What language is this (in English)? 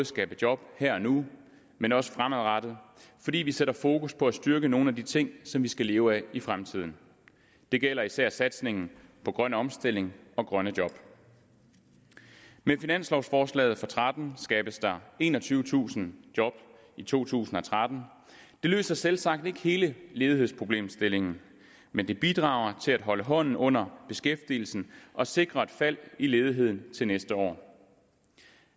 Danish